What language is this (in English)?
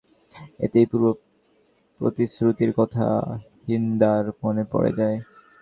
Bangla